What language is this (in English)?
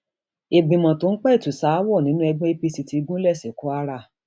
Yoruba